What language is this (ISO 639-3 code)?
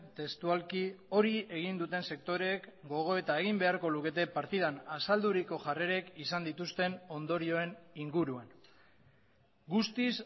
eus